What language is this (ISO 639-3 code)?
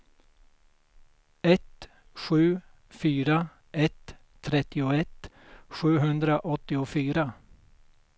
swe